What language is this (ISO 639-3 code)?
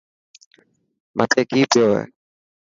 mki